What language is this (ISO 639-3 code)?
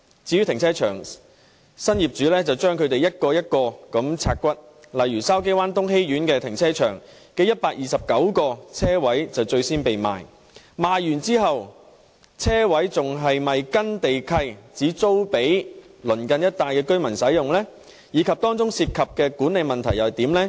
yue